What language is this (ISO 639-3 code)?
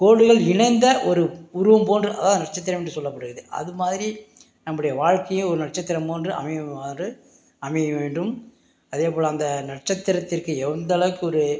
tam